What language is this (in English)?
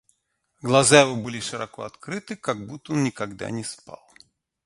Russian